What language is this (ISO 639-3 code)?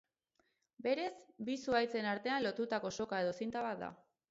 eus